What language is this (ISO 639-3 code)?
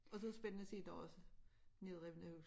dan